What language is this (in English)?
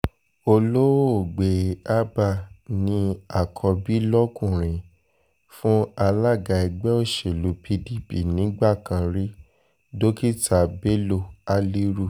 Yoruba